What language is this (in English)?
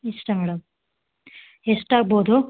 Kannada